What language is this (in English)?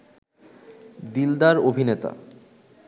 Bangla